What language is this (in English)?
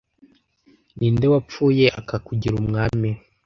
Kinyarwanda